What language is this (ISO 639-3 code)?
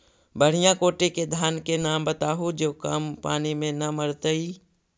mag